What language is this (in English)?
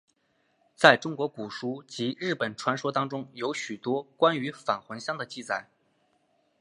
Chinese